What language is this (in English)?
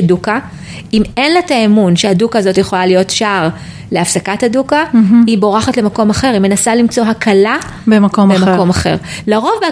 Hebrew